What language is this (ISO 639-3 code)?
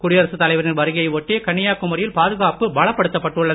tam